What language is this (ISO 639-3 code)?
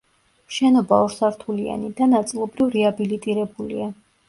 kat